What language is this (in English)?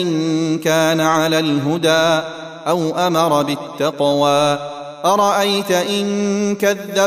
Arabic